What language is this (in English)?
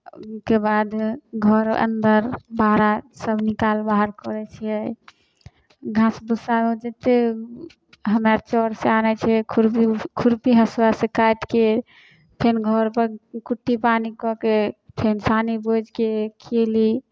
Maithili